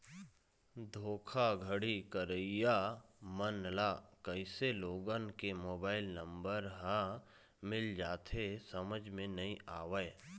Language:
Chhattisgarhi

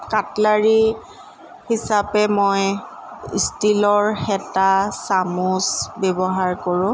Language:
Assamese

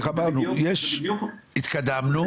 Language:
Hebrew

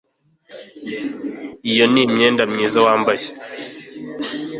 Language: Kinyarwanda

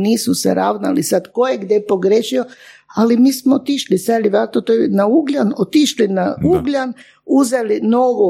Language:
Croatian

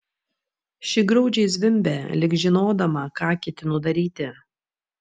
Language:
Lithuanian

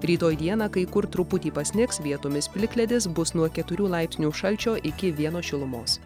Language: Lithuanian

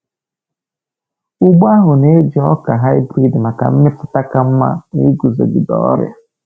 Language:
Igbo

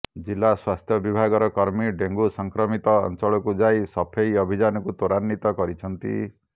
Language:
Odia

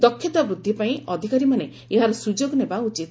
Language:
Odia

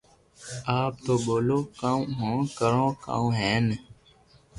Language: Loarki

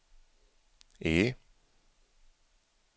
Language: Swedish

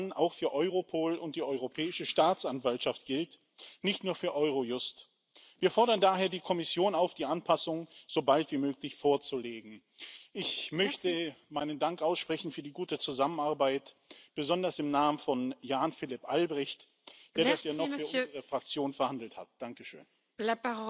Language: Czech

